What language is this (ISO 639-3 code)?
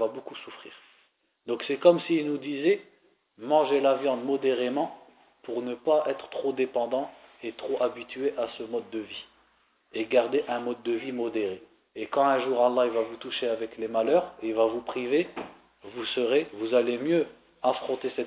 fra